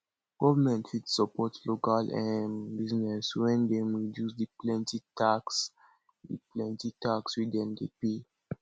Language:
Nigerian Pidgin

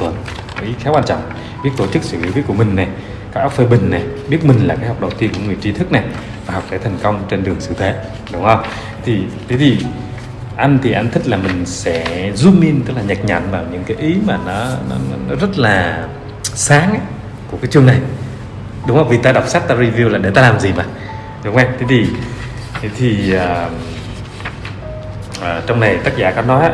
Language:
Vietnamese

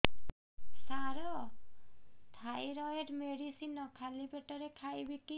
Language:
Odia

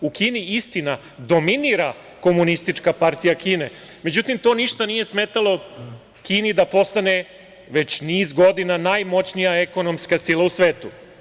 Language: Serbian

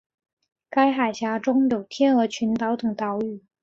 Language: Chinese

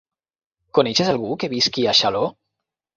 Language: Catalan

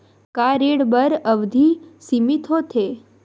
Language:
Chhattisgarhi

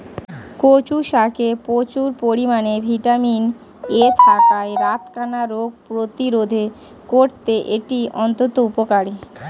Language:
Bangla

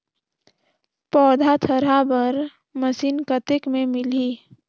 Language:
Chhattisgarhi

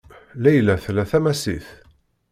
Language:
Kabyle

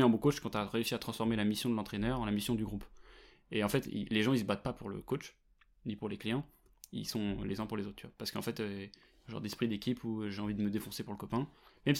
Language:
French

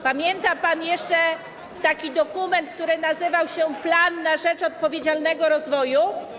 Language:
Polish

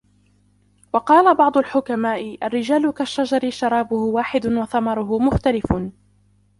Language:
Arabic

